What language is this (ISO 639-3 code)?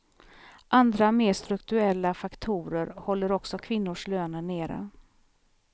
swe